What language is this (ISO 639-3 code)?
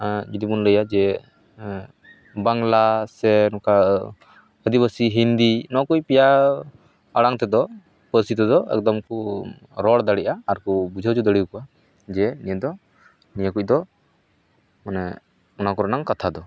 sat